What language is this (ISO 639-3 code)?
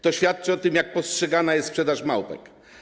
pol